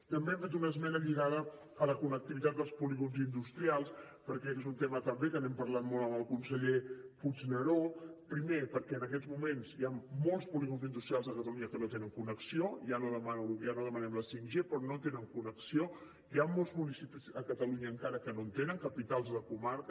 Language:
Catalan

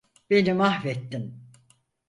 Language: Turkish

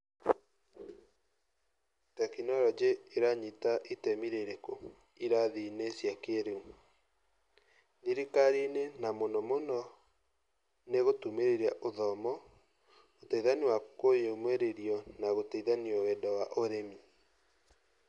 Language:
Kikuyu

